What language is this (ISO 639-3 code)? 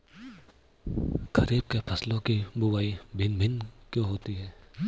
hin